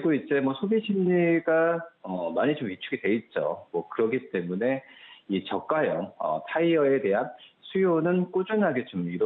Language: Korean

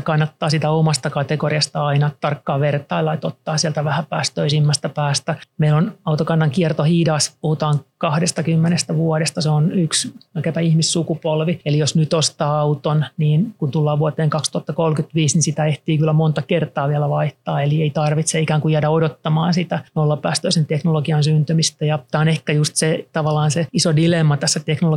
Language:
Finnish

